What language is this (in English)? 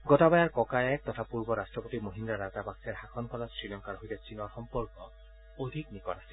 Assamese